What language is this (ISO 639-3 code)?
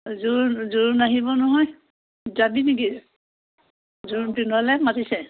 asm